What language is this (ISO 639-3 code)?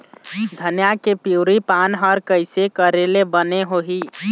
hne